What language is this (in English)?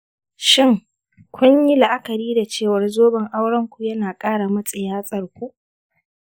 Hausa